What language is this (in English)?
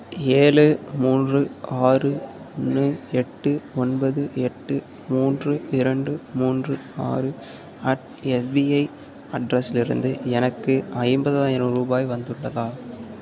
Tamil